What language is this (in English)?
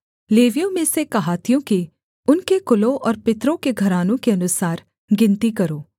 Hindi